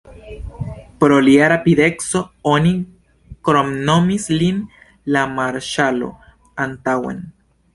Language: Esperanto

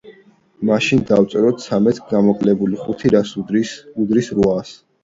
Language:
Georgian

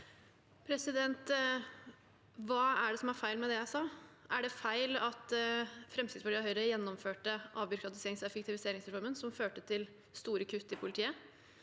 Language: Norwegian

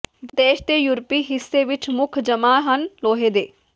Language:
Punjabi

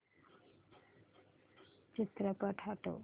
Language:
Marathi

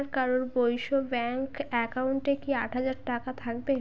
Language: Bangla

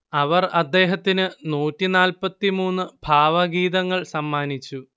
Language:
Malayalam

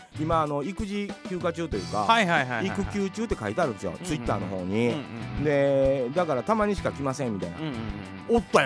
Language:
Japanese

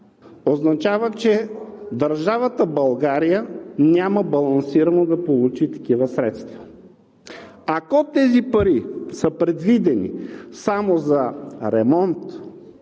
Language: Bulgarian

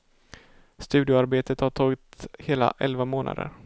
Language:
Swedish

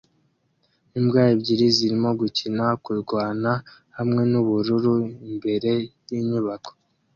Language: Kinyarwanda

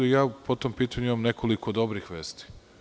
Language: Serbian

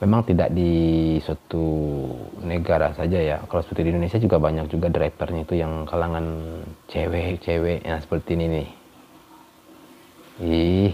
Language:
Indonesian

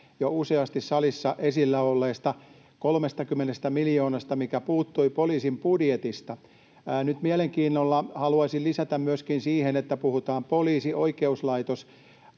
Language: Finnish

